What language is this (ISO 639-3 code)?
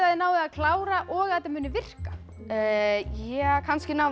isl